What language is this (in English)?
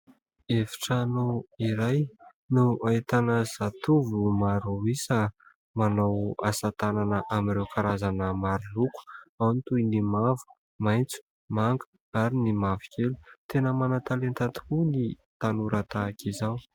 Malagasy